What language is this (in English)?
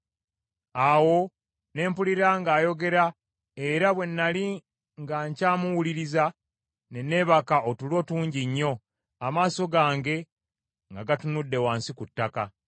Ganda